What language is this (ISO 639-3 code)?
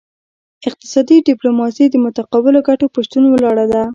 pus